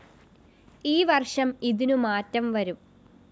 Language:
Malayalam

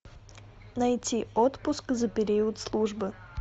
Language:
Russian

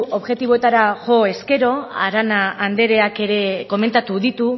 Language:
Basque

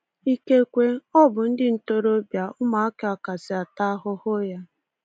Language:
Igbo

